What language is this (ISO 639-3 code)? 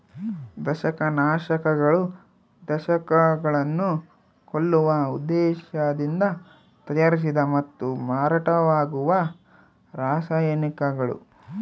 kan